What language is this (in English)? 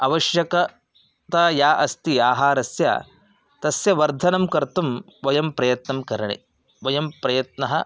Sanskrit